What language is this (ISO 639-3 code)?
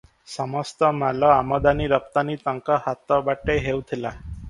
ori